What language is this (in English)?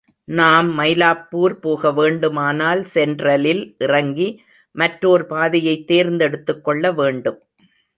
Tamil